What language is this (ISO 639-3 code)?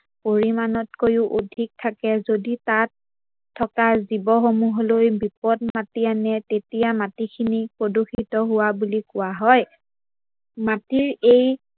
asm